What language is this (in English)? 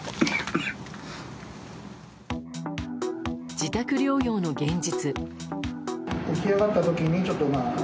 Japanese